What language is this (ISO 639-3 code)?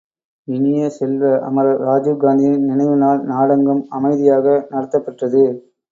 tam